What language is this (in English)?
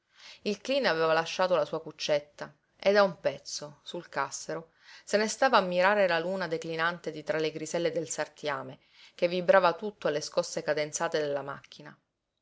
Italian